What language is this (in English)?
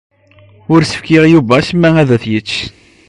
Kabyle